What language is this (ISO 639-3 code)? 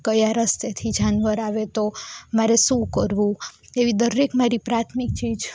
guj